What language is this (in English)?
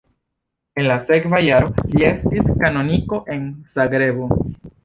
Esperanto